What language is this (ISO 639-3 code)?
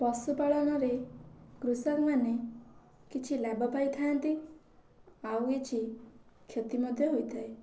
ori